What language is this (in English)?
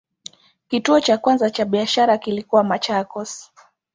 Swahili